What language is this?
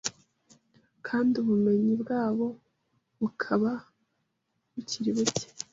Kinyarwanda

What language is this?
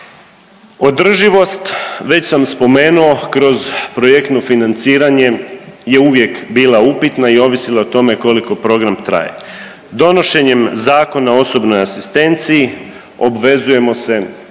Croatian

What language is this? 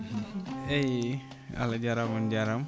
Fula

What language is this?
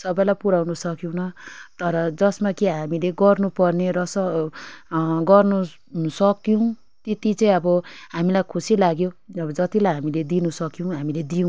Nepali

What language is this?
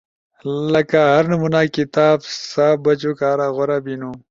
Ushojo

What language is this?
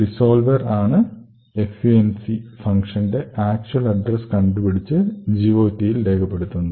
Malayalam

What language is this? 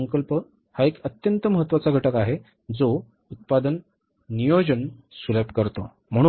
Marathi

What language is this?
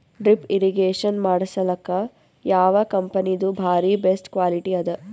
Kannada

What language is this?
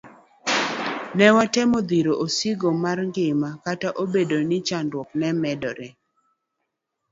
Luo (Kenya and Tanzania)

